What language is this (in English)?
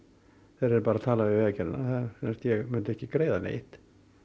Icelandic